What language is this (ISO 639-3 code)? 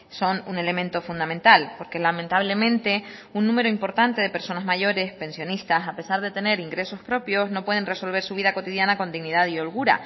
spa